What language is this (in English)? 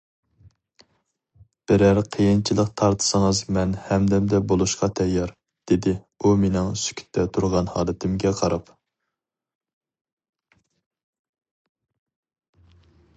Uyghur